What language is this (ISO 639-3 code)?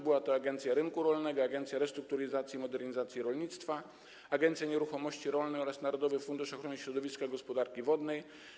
pol